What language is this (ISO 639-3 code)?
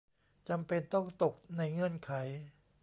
tha